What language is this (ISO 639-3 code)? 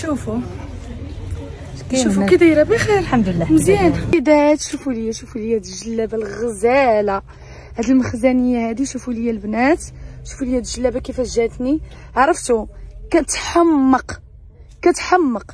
ara